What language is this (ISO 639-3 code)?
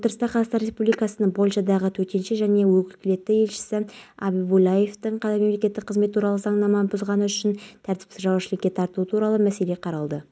kaz